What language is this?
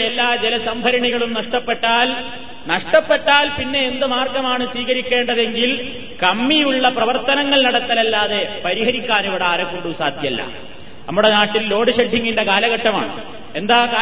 Malayalam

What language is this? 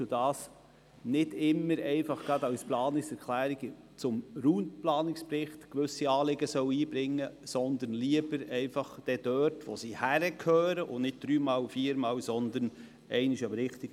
Swiss German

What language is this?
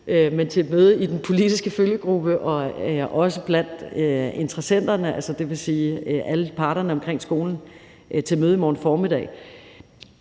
Danish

